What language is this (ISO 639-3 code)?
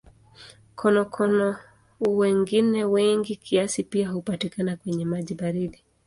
swa